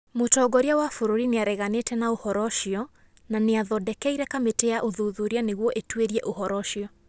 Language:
Kikuyu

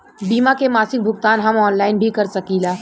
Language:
Bhojpuri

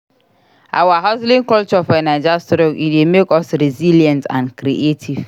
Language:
Nigerian Pidgin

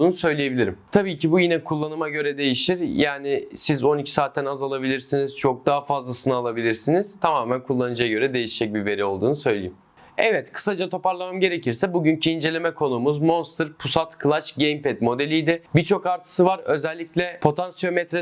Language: Turkish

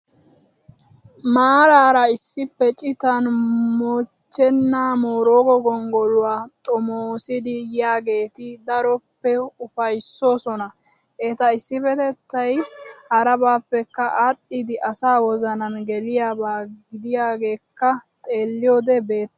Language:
Wolaytta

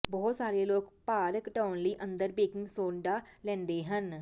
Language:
Punjabi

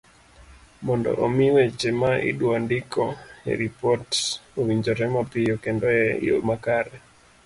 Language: Luo (Kenya and Tanzania)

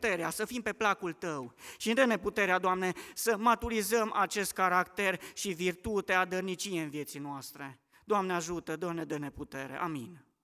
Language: Romanian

